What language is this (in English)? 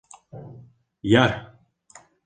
Bashkir